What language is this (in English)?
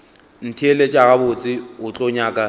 Northern Sotho